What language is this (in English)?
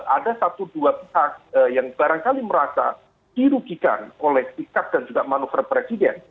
Indonesian